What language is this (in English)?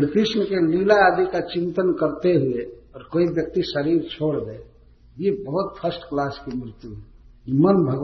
Hindi